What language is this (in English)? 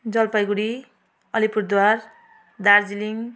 Nepali